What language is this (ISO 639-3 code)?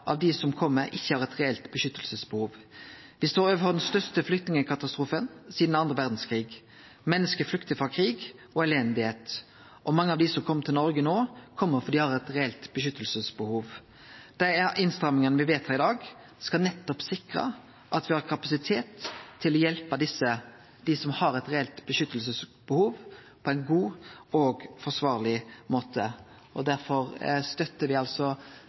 nno